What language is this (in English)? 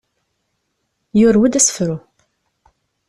Kabyle